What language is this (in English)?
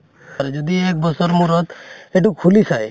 Assamese